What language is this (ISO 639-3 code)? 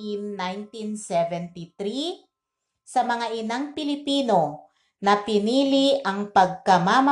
fil